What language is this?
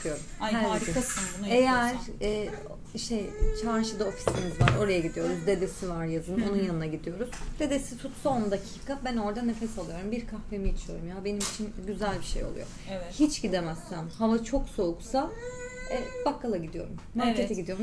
Turkish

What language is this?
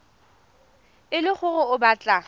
Tswana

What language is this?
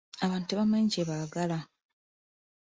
Ganda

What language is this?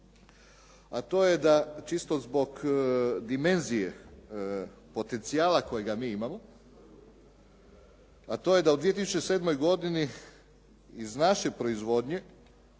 Croatian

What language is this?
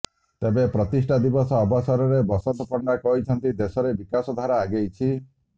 Odia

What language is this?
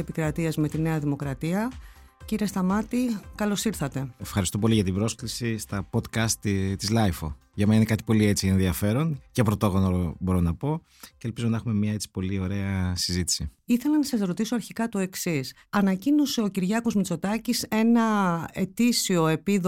Greek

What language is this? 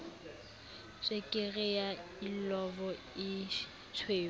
Southern Sotho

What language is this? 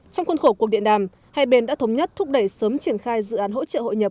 Vietnamese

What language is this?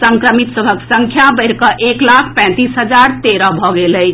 Maithili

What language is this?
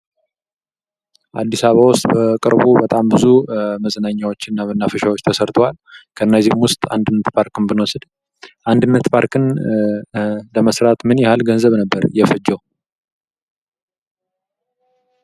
Amharic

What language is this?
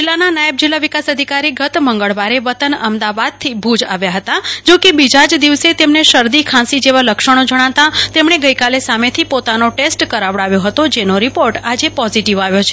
Gujarati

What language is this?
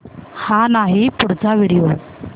Marathi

